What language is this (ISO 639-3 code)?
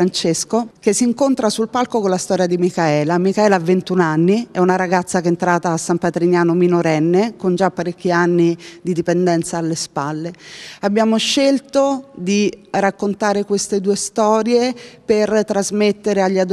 ita